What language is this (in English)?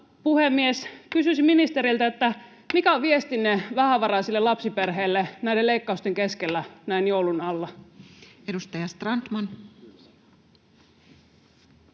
Finnish